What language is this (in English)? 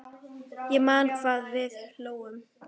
Icelandic